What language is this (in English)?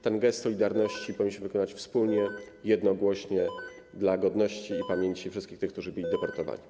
Polish